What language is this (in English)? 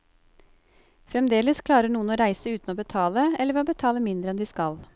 Norwegian